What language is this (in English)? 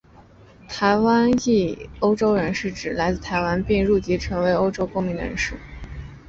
Chinese